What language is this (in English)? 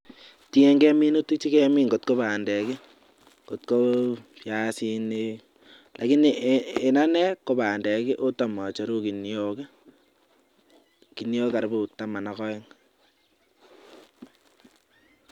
Kalenjin